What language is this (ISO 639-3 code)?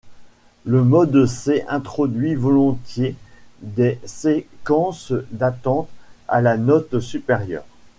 fra